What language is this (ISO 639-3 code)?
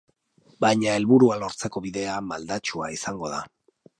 eus